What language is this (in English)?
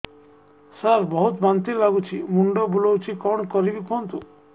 Odia